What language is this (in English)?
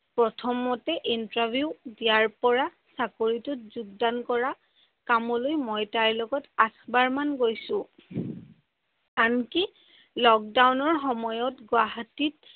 Assamese